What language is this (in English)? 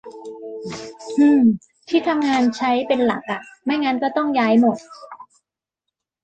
Thai